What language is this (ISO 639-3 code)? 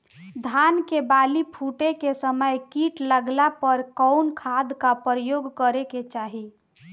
bho